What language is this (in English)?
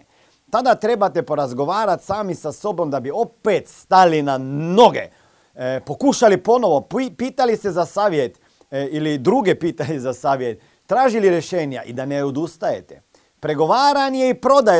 Croatian